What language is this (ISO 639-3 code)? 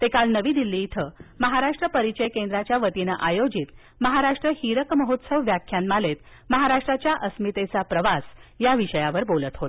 mar